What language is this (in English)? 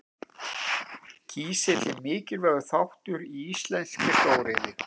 Icelandic